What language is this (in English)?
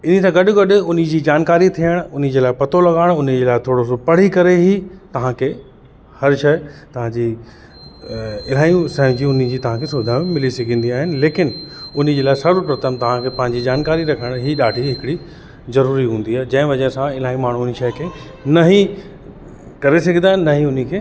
Sindhi